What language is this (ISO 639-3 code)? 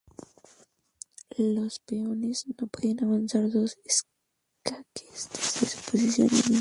spa